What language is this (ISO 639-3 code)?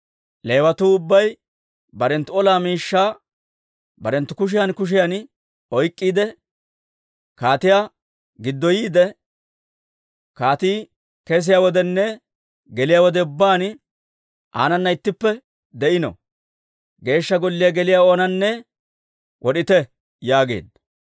dwr